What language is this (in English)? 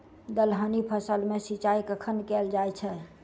Maithili